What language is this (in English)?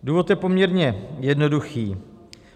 Czech